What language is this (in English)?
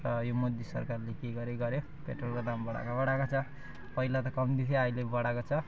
Nepali